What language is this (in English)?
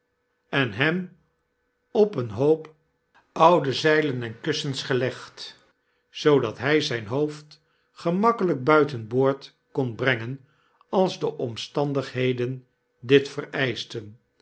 Dutch